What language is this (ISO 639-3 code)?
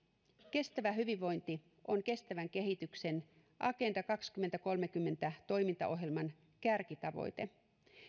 fin